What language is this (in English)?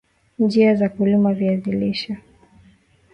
Swahili